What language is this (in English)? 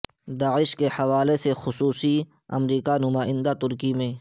Urdu